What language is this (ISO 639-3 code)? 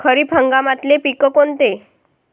mar